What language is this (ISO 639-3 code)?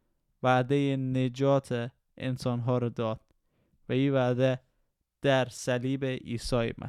fas